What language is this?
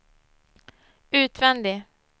Swedish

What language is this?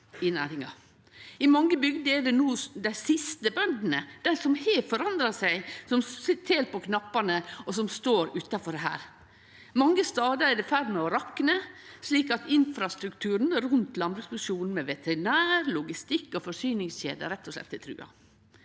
Norwegian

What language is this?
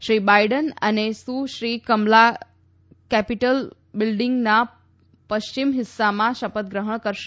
Gujarati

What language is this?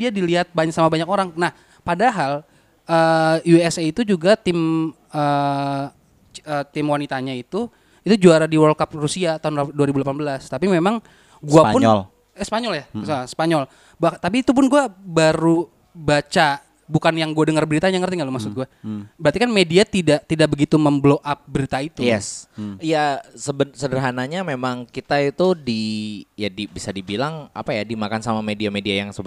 Indonesian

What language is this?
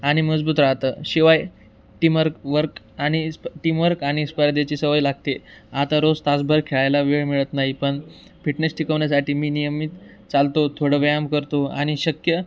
Marathi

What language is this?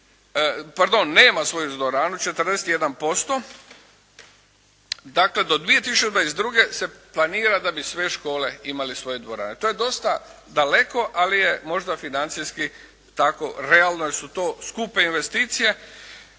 Croatian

